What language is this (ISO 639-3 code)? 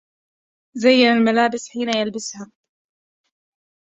ara